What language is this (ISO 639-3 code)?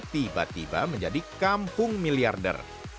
ind